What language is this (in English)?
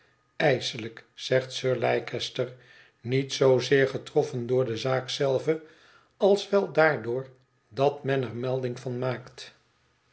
Dutch